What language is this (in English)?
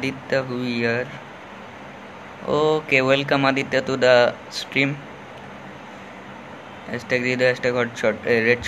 Hindi